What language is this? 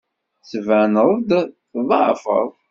Kabyle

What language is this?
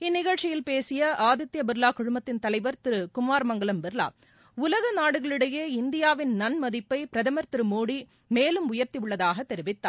Tamil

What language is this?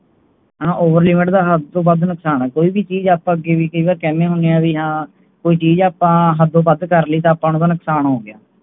Punjabi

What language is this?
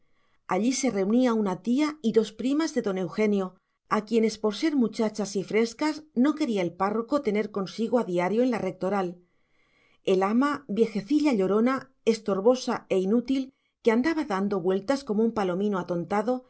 Spanish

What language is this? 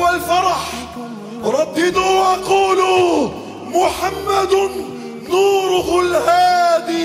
Arabic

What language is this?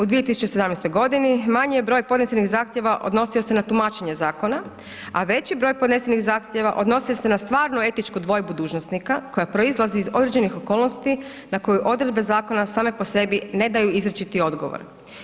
Croatian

